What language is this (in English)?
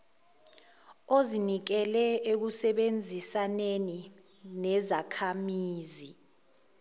Zulu